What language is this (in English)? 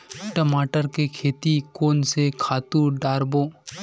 Chhattisgarhi